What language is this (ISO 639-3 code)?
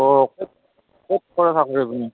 asm